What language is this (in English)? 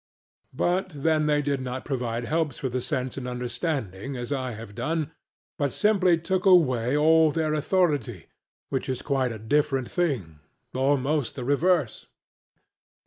English